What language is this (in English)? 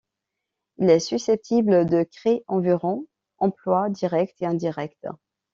French